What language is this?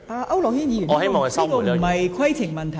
Cantonese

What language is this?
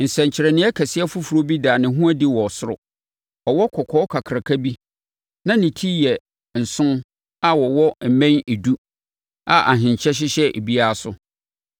Akan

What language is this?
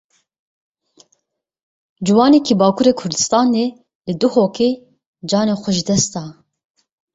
Kurdish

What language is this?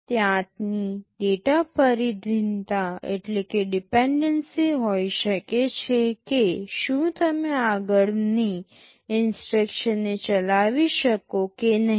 Gujarati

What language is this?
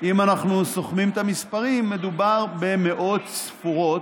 Hebrew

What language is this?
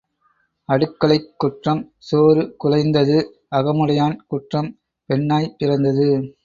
Tamil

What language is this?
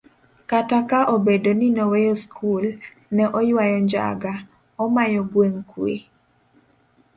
Luo (Kenya and Tanzania)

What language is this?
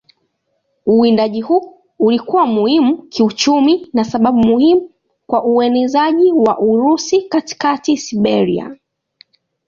Swahili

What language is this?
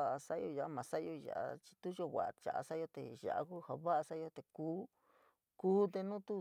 San Miguel El Grande Mixtec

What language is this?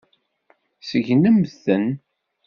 Kabyle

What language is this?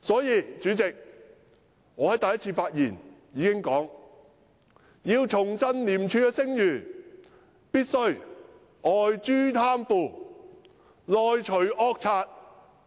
Cantonese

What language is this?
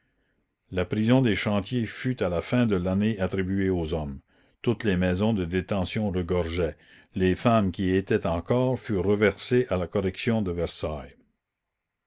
French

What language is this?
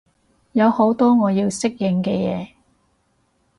Cantonese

